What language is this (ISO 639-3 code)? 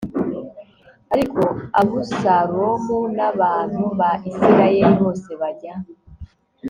kin